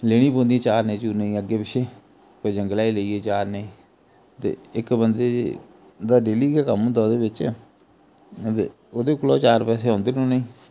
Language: Dogri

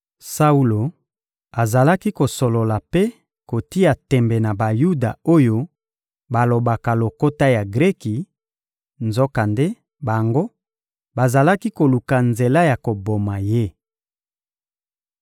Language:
Lingala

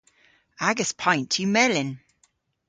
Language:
Cornish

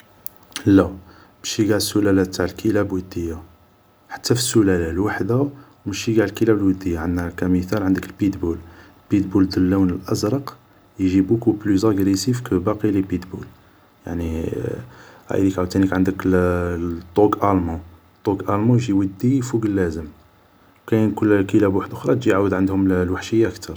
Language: Algerian Arabic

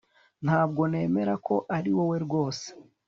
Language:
Kinyarwanda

